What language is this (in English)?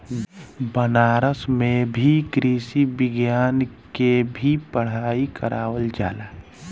Bhojpuri